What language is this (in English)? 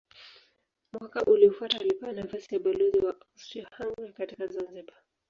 Swahili